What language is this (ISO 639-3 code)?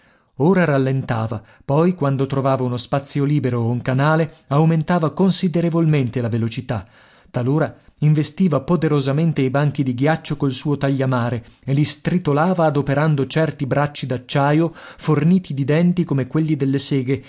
ita